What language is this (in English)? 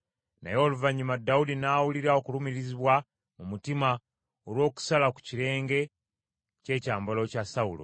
Ganda